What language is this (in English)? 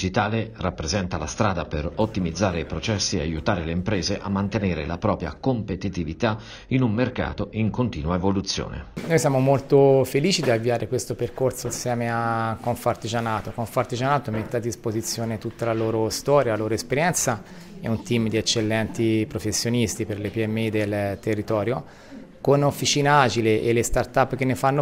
Italian